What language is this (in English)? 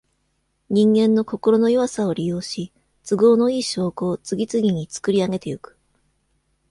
Japanese